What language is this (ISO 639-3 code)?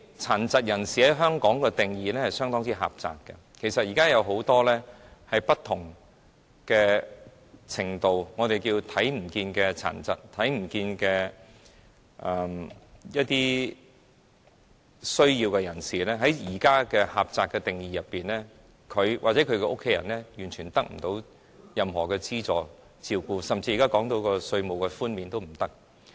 yue